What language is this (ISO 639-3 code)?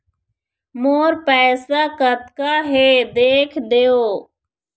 hne